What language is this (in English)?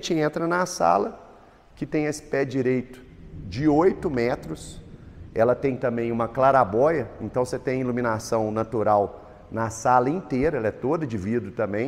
Portuguese